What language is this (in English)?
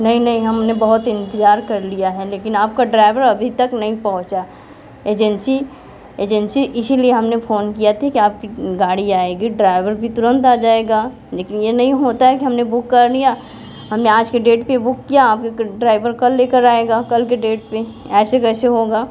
Hindi